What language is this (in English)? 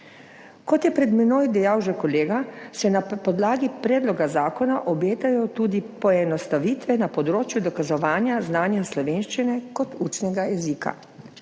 Slovenian